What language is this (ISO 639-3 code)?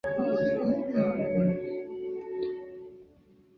zho